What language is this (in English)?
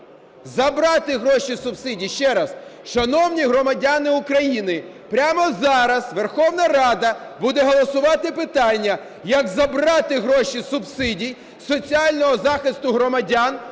Ukrainian